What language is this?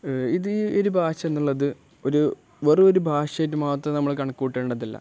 Malayalam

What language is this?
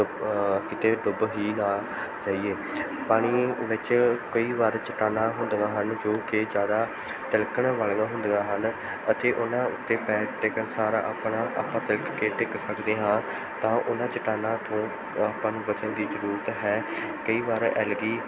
Punjabi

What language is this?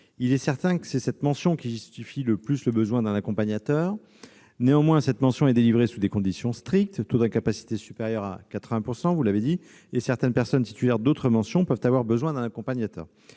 French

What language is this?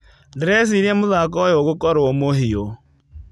Kikuyu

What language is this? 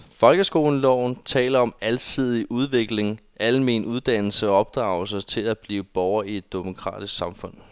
Danish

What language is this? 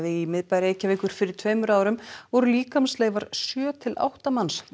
Icelandic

